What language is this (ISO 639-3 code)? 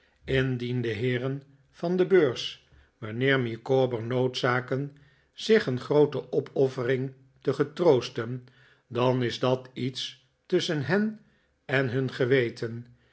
nld